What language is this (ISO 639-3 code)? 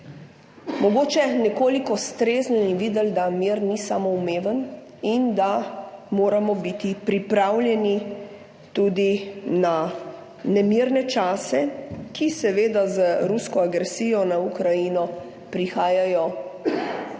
slv